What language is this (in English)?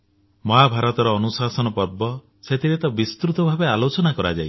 Odia